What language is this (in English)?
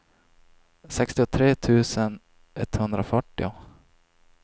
Swedish